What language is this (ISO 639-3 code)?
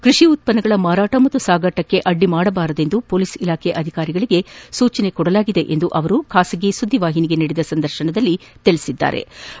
kan